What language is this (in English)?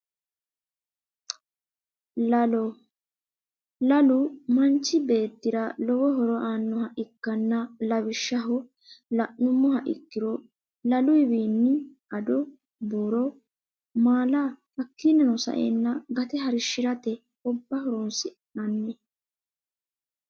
Sidamo